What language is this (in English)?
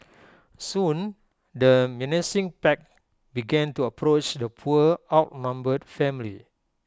English